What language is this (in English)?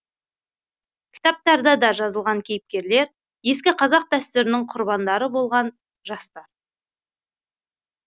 Kazakh